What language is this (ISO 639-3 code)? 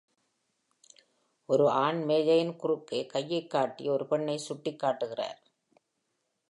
tam